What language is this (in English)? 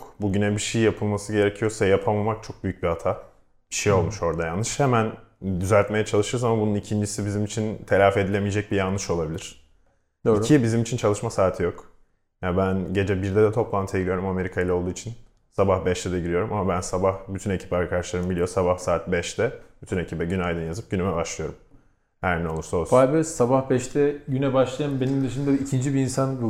Turkish